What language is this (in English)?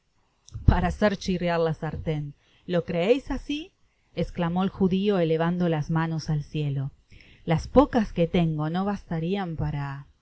Spanish